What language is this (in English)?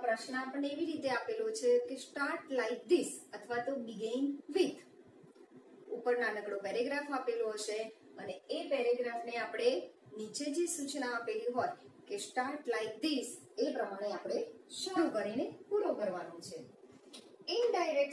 Hindi